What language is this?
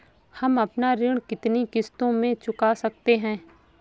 Hindi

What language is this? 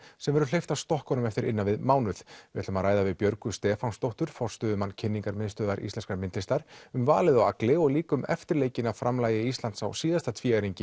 Icelandic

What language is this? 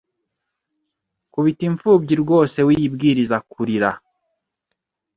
Kinyarwanda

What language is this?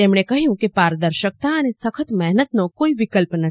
Gujarati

